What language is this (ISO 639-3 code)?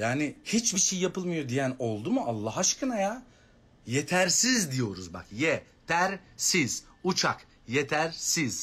tur